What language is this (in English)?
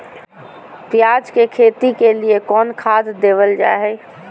Magahi